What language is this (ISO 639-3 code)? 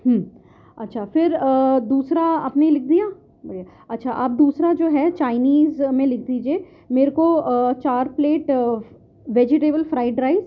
urd